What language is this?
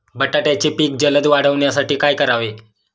Marathi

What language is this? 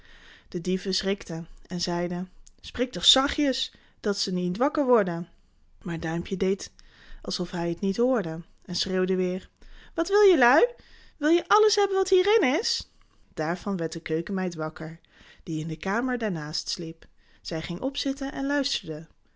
Dutch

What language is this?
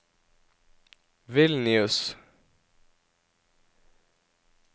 Norwegian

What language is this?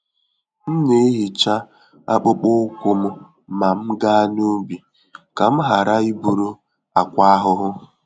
Igbo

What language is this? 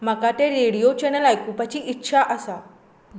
Konkani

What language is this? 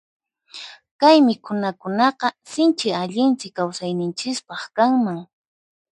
Puno Quechua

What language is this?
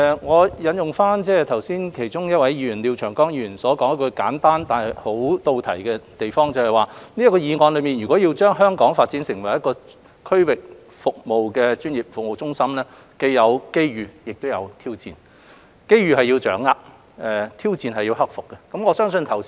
Cantonese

